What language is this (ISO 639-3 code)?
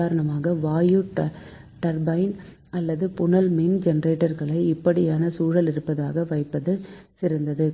tam